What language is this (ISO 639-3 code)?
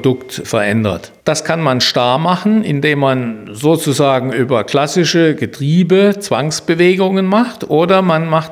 deu